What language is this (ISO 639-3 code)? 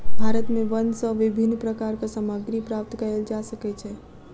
mai